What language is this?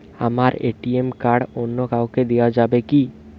Bangla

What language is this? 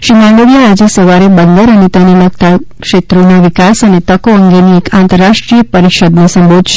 Gujarati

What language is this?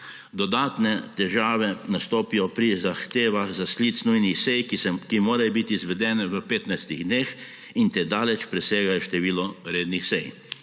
Slovenian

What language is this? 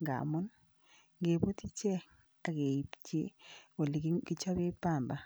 Kalenjin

